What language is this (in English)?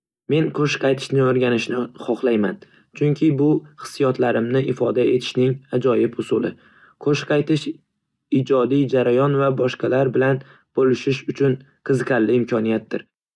Uzbek